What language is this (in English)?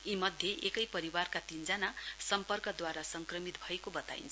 Nepali